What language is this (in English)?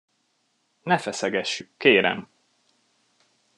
Hungarian